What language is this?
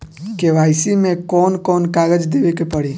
Bhojpuri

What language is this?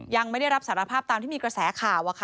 Thai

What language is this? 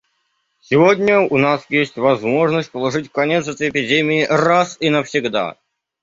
Russian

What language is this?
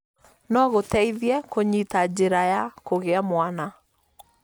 Kikuyu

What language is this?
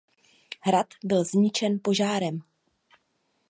Czech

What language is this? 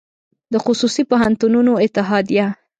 Pashto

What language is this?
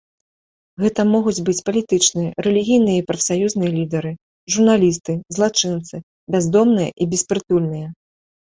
Belarusian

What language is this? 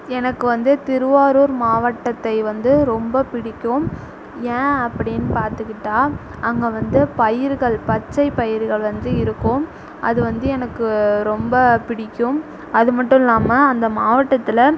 Tamil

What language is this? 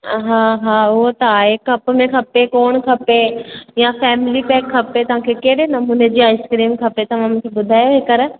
Sindhi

